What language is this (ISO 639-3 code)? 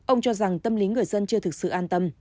vie